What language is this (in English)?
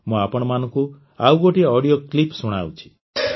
Odia